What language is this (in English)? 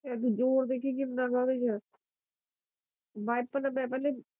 Punjabi